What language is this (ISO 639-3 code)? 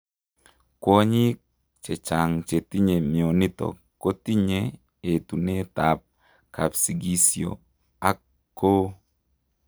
kln